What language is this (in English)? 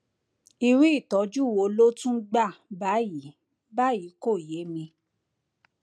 Yoruba